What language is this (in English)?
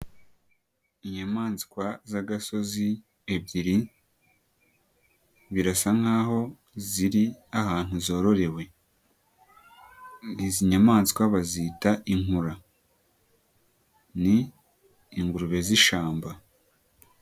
Kinyarwanda